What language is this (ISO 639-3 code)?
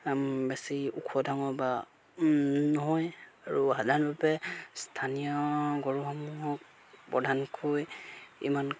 asm